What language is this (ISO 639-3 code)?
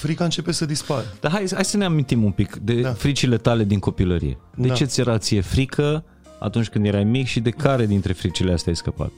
ron